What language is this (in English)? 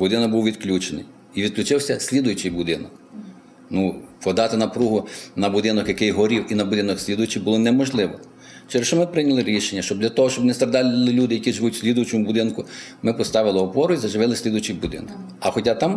Ukrainian